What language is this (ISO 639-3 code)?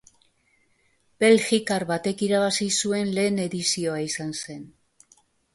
eus